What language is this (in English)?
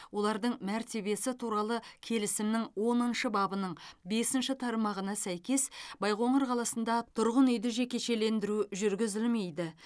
Kazakh